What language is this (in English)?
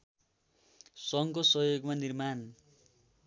Nepali